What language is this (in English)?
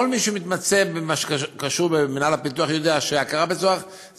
Hebrew